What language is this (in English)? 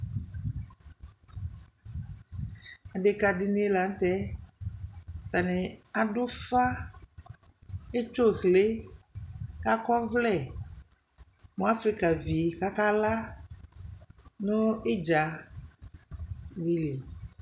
Ikposo